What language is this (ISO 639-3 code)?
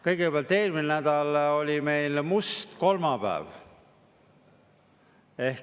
est